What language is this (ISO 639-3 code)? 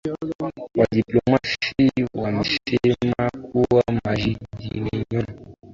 swa